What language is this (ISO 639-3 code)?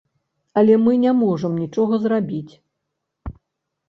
bel